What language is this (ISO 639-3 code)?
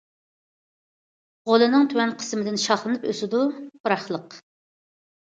uig